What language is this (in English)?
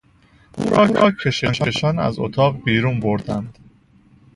Persian